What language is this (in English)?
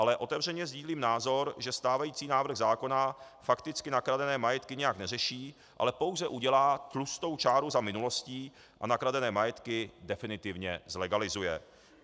Czech